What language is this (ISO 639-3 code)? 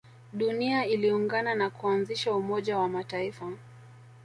swa